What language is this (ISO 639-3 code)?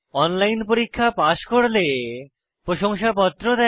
ben